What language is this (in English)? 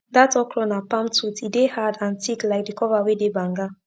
Nigerian Pidgin